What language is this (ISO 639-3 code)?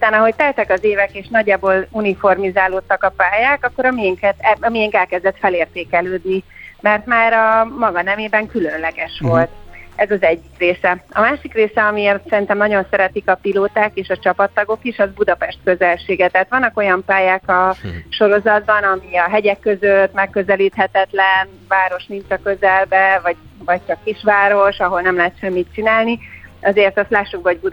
hun